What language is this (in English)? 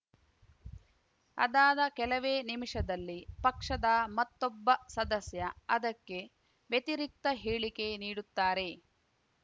Kannada